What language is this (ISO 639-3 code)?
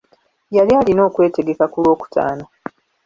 lug